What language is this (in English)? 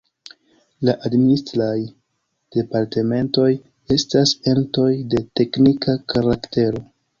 Esperanto